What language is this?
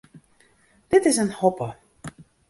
Western Frisian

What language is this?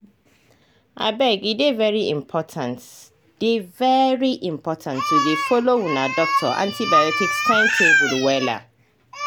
Nigerian Pidgin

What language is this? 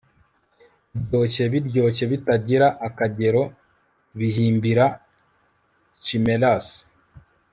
Kinyarwanda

